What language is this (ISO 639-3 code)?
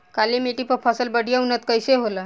bho